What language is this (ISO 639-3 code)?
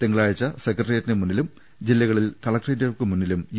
mal